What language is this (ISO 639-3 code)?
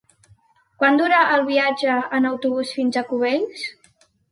cat